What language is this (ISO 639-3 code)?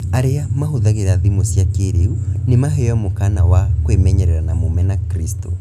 kik